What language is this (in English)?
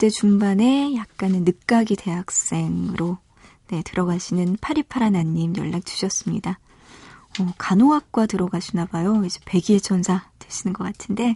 Korean